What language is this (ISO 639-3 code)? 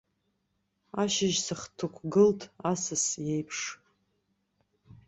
abk